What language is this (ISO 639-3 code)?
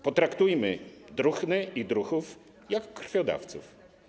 pol